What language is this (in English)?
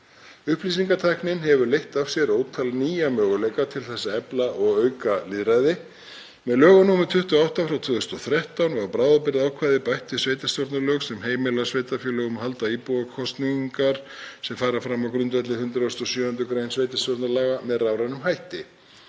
Icelandic